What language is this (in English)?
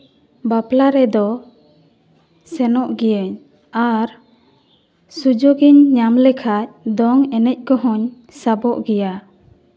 Santali